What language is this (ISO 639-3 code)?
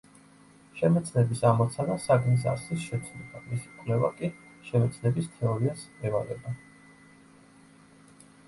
kat